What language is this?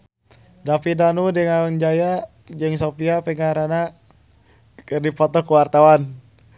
Sundanese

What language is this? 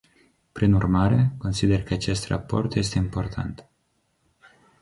Romanian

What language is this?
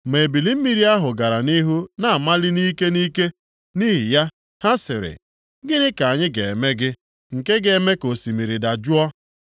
Igbo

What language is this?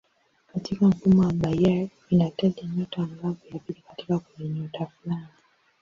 Swahili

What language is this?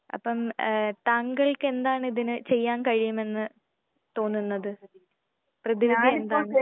Malayalam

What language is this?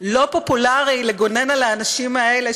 Hebrew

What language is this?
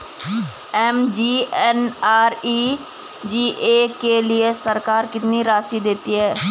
Hindi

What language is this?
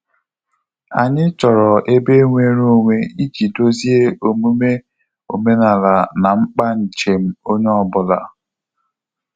Igbo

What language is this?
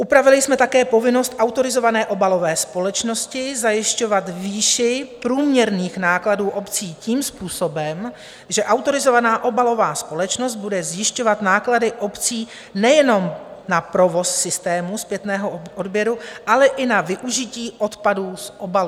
Czech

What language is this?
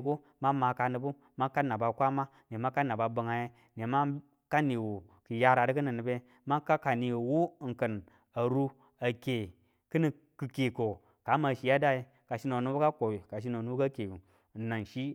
Tula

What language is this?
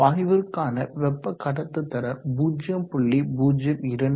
Tamil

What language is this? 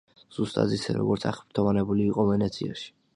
Georgian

